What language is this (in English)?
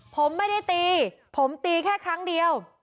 Thai